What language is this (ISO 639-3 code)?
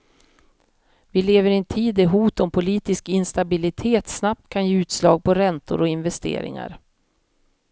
swe